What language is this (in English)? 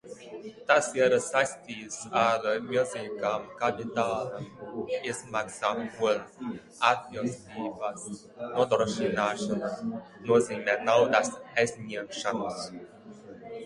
Latvian